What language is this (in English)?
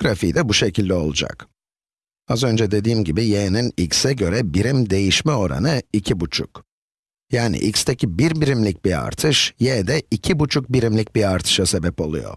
Turkish